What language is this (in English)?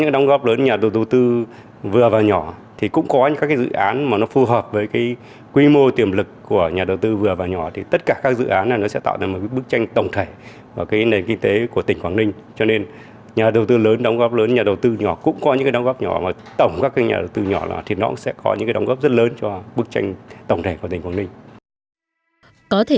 Vietnamese